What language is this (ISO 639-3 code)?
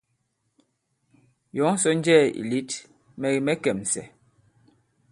abb